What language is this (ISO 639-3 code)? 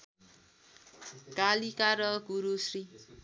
nep